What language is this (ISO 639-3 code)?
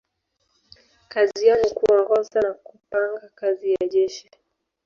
swa